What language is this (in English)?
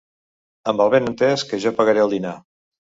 Catalan